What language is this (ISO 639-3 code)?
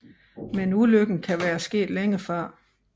dan